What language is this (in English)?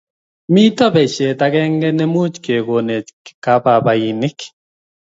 Kalenjin